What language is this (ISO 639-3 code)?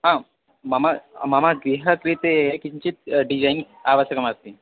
san